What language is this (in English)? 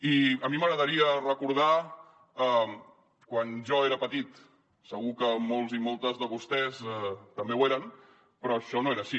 Catalan